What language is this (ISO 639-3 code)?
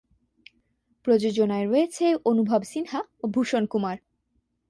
ben